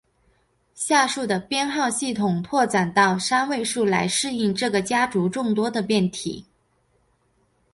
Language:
Chinese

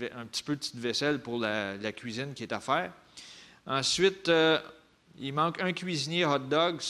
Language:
French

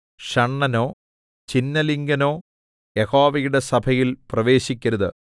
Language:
Malayalam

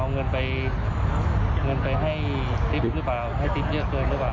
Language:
Thai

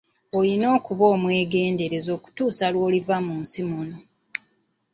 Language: Ganda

